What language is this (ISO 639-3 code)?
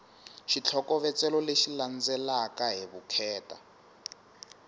tso